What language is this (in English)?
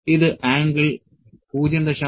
Malayalam